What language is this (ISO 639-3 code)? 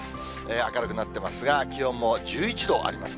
jpn